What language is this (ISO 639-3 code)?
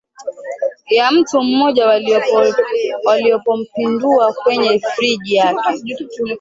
swa